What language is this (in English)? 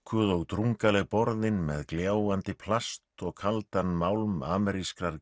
Icelandic